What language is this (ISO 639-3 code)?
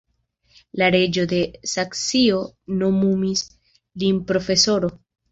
epo